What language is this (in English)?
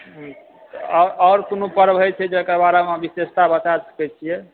Maithili